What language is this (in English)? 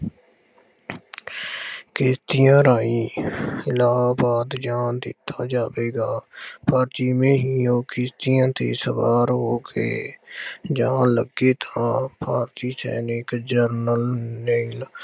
Punjabi